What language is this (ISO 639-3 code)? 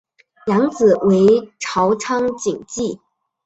zho